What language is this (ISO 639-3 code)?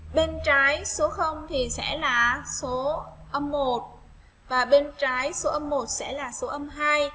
vie